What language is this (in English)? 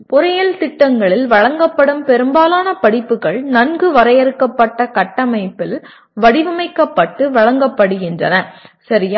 Tamil